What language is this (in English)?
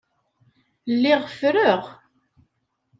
Kabyle